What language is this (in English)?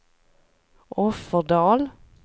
Swedish